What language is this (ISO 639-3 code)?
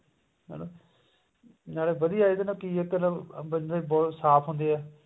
pan